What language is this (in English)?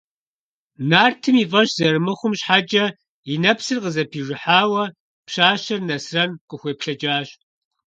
Kabardian